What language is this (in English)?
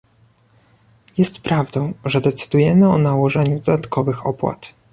Polish